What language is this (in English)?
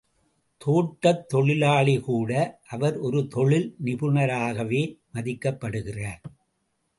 Tamil